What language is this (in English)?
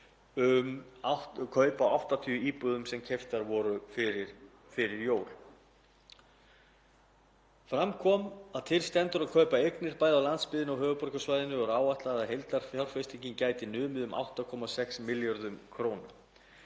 Icelandic